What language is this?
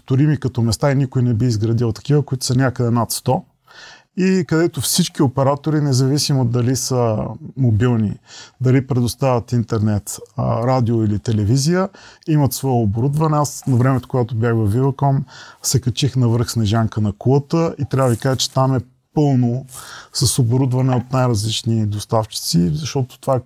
Bulgarian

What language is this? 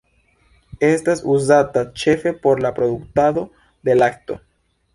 Esperanto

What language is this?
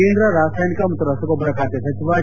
Kannada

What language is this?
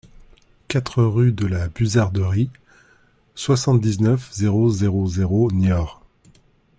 French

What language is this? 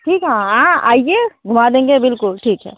Hindi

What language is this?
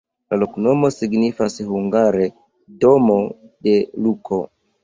Esperanto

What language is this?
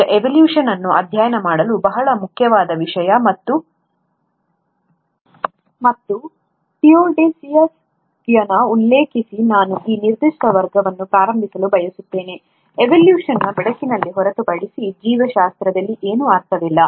Kannada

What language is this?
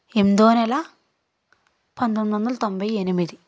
Telugu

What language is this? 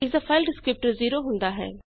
Punjabi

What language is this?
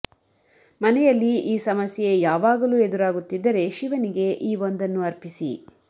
Kannada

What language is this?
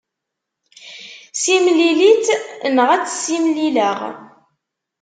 Kabyle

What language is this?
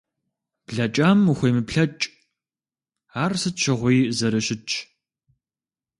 Kabardian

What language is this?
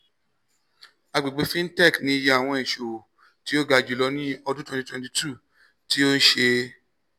Yoruba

